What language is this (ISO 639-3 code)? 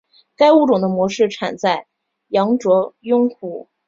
zho